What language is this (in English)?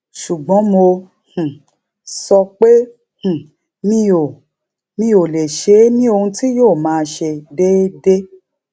Yoruba